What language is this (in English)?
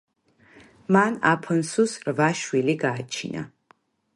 Georgian